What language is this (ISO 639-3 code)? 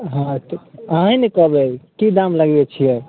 mai